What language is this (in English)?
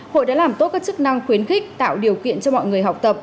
Vietnamese